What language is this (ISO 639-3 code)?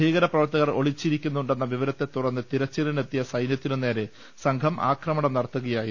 mal